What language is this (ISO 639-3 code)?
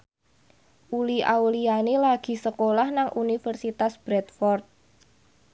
jav